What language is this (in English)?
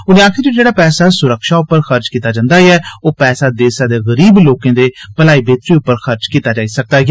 Dogri